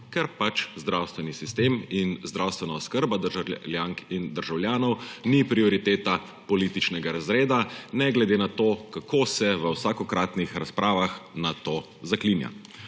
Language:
Slovenian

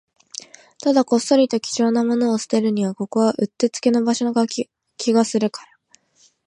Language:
Japanese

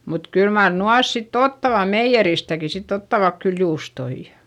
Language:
Finnish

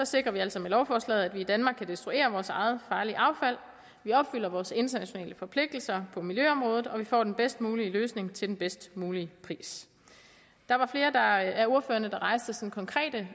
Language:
Danish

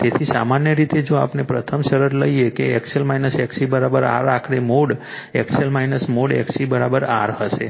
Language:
Gujarati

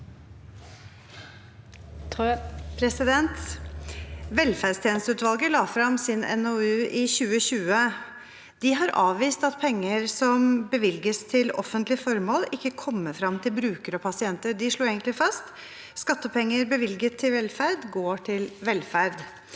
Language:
Norwegian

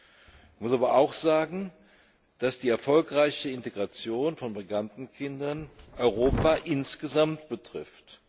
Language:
German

